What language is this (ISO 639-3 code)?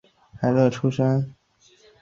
zho